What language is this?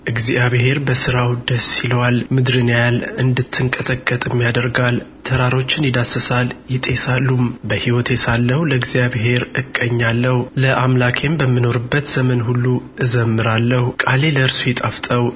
Amharic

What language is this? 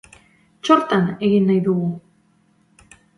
Basque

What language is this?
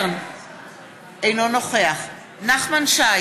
Hebrew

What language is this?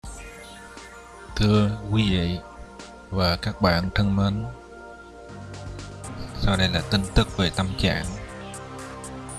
Vietnamese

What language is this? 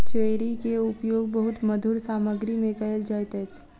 Maithili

